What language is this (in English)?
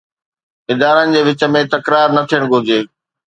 Sindhi